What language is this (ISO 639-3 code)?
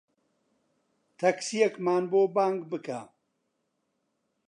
ckb